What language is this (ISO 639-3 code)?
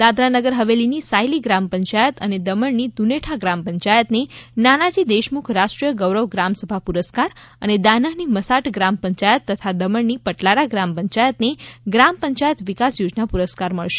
guj